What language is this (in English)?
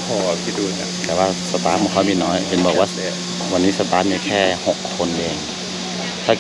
Thai